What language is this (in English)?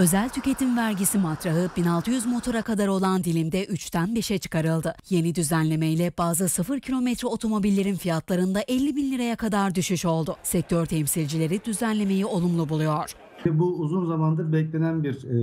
Turkish